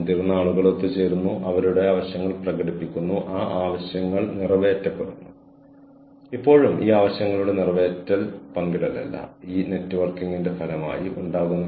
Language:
Malayalam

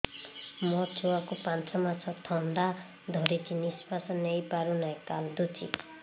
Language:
Odia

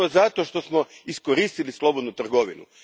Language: Croatian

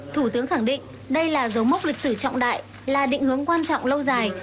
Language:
Vietnamese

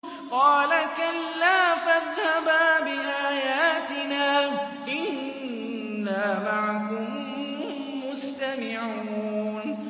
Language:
Arabic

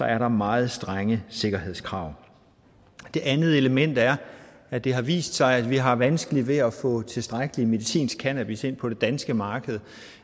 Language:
Danish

